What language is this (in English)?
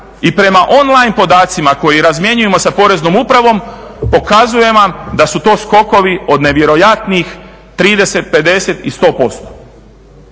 Croatian